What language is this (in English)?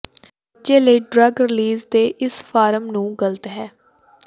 Punjabi